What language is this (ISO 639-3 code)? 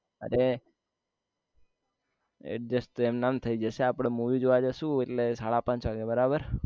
guj